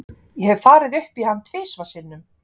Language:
Icelandic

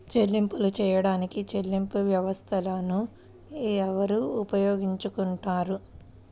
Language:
Telugu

